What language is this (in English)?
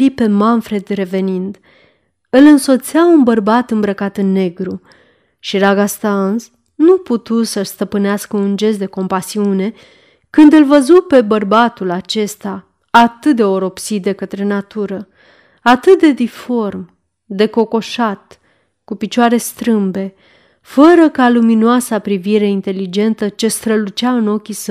Romanian